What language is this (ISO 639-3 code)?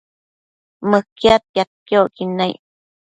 mcf